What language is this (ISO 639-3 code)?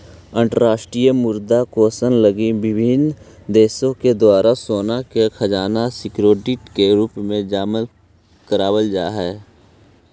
mag